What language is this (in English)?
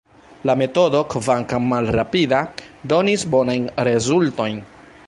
Esperanto